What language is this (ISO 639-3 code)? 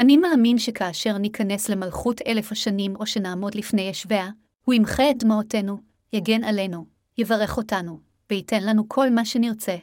heb